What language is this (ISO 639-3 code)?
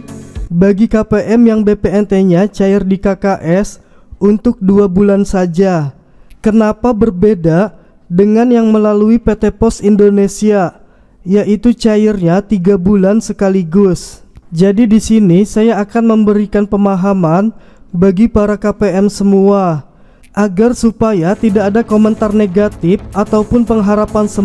ind